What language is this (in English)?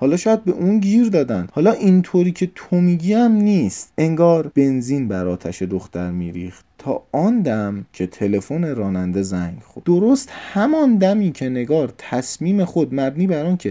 Persian